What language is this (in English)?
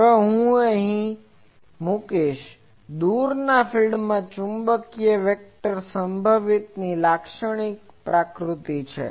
Gujarati